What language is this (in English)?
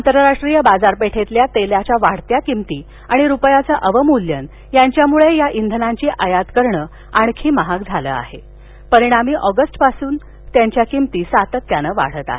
Marathi